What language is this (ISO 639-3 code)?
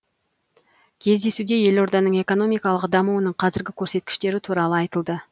kaz